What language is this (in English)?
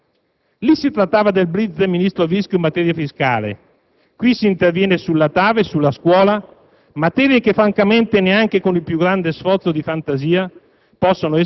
Italian